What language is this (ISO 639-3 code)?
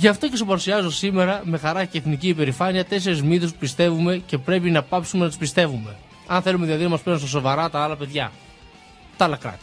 ell